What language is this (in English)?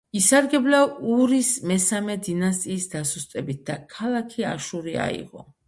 Georgian